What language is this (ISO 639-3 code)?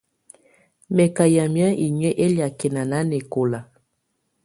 tvu